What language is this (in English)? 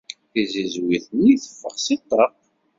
Kabyle